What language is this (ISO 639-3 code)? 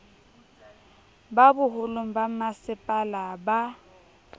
sot